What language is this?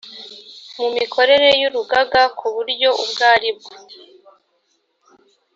Kinyarwanda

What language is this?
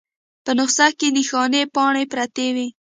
Pashto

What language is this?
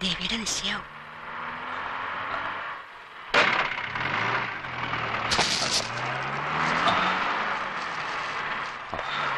Malayalam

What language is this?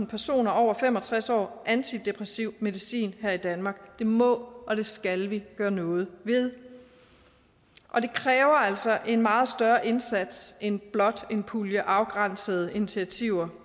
Danish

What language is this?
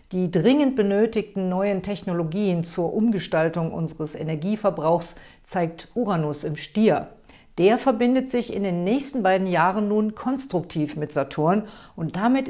German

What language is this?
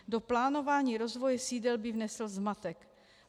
Czech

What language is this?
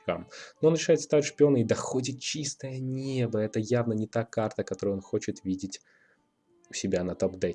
Russian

